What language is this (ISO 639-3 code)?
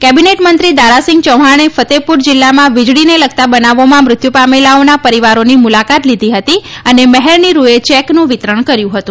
guj